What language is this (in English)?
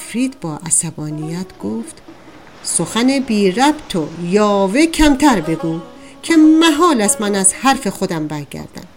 Persian